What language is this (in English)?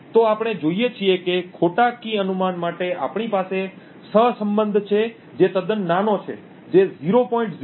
Gujarati